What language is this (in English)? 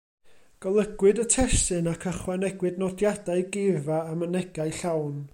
Welsh